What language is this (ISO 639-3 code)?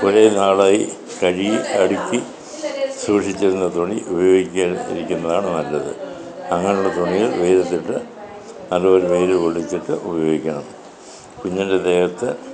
mal